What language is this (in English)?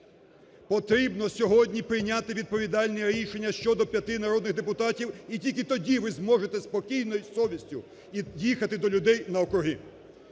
Ukrainian